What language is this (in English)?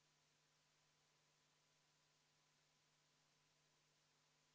Estonian